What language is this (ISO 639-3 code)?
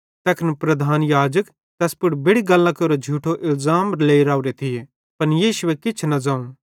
bhd